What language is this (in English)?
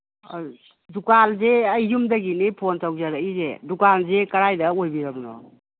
Manipuri